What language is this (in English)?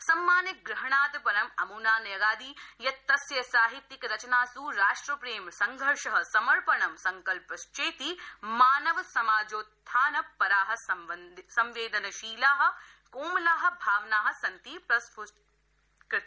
Sanskrit